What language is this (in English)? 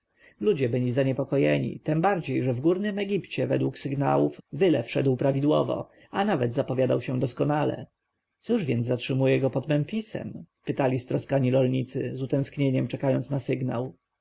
Polish